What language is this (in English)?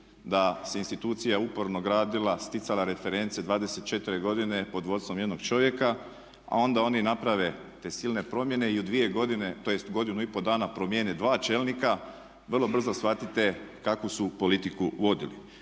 Croatian